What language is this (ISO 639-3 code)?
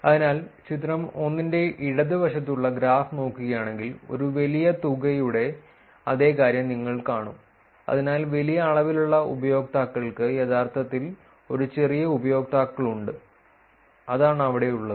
mal